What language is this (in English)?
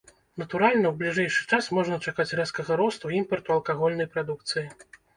Belarusian